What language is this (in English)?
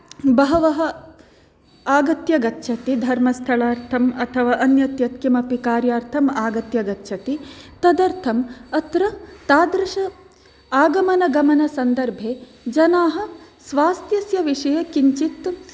Sanskrit